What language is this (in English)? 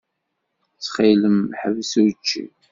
Kabyle